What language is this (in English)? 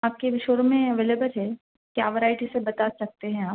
Urdu